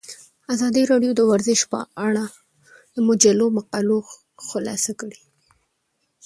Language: Pashto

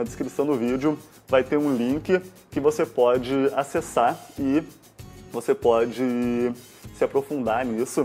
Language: Portuguese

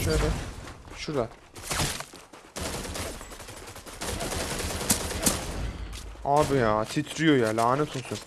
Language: Turkish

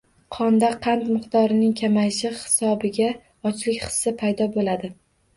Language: Uzbek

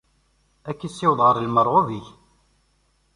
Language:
Kabyle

